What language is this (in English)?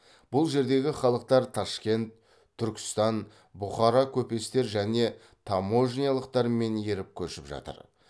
Kazakh